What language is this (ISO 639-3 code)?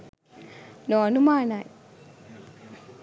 sin